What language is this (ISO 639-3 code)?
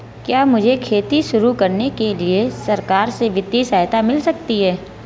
hin